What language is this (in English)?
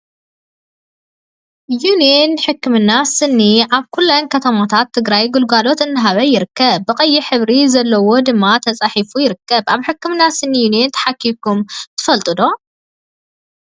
Tigrinya